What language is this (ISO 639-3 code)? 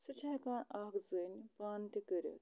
kas